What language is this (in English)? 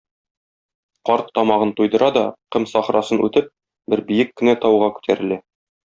Tatar